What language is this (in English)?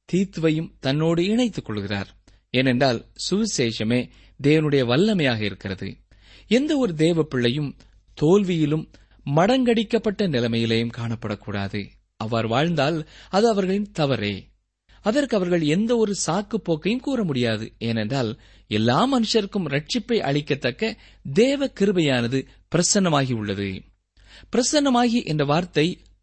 Tamil